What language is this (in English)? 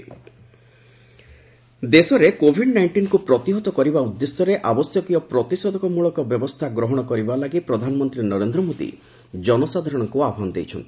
Odia